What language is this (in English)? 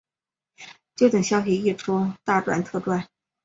Chinese